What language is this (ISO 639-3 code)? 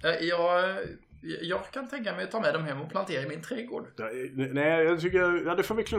swe